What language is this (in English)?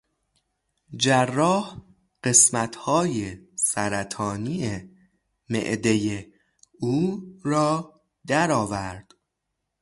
Persian